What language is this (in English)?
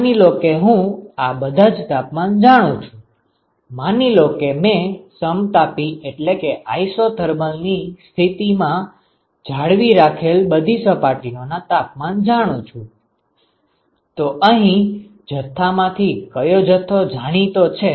Gujarati